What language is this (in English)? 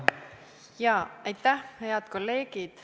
Estonian